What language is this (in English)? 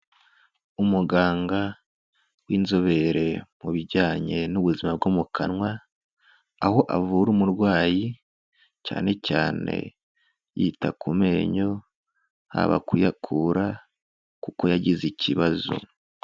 Kinyarwanda